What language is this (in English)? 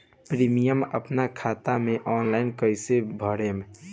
Bhojpuri